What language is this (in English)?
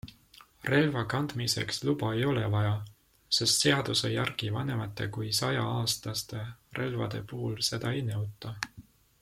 Estonian